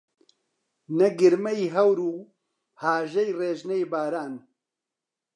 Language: Central Kurdish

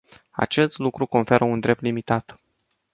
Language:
Romanian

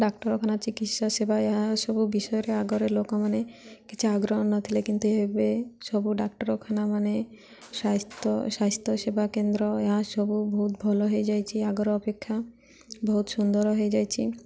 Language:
Odia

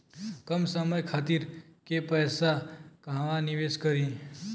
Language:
Bhojpuri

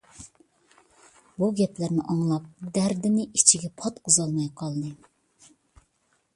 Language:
Uyghur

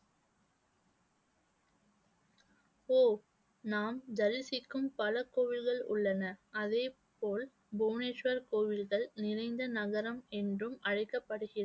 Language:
Tamil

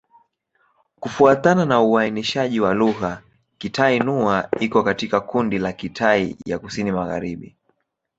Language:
Swahili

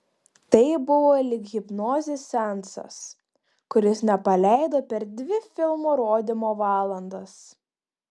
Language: Lithuanian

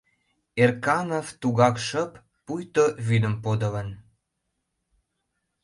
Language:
Mari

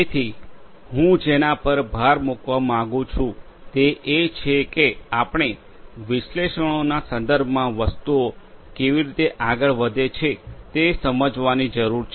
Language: Gujarati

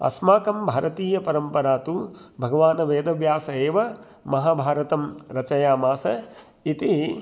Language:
Sanskrit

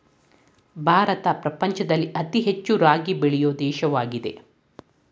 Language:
Kannada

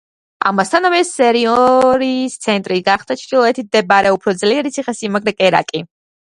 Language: Georgian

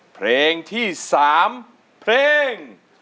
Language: Thai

